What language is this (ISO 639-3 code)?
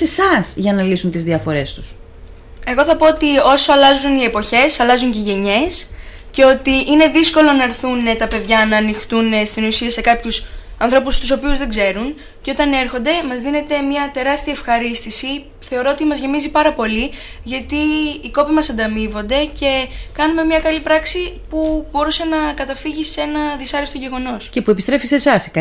ell